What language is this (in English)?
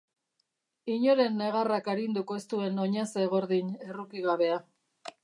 Basque